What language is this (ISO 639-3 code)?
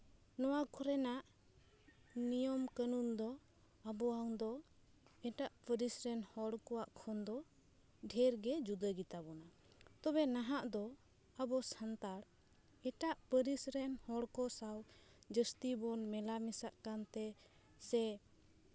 sat